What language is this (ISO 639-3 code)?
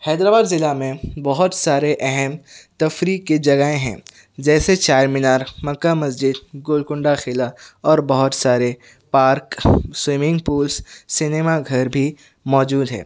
urd